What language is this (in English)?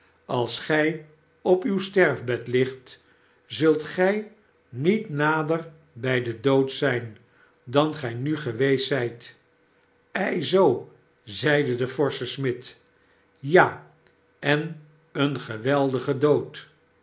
Dutch